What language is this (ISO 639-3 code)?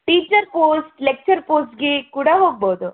kan